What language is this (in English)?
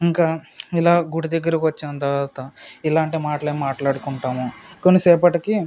Telugu